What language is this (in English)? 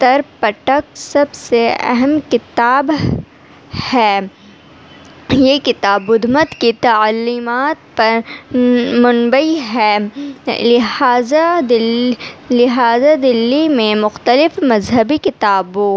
Urdu